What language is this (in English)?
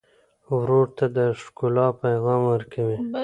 Pashto